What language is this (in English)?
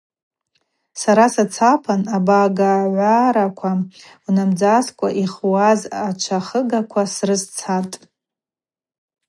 Abaza